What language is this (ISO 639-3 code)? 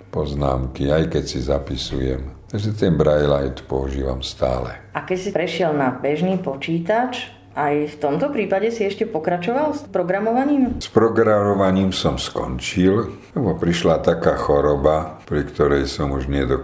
slk